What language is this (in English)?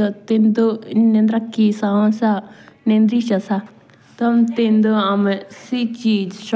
Jaunsari